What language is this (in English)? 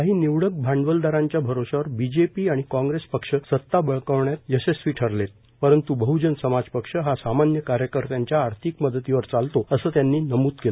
Marathi